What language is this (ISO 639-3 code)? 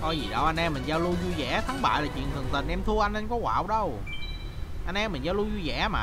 vie